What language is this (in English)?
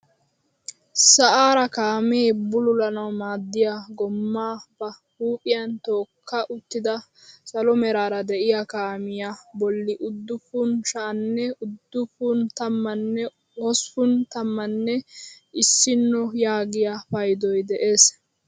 Wolaytta